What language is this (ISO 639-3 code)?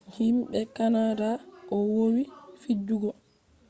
ful